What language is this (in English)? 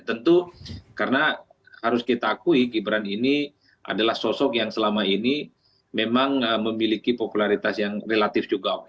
Indonesian